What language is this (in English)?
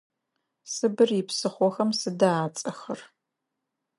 Adyghe